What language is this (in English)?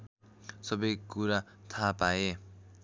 Nepali